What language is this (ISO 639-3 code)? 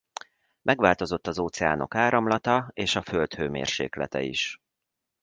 hun